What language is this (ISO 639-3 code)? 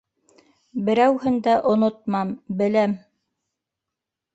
bak